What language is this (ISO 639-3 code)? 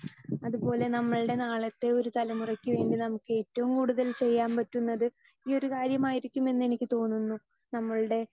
mal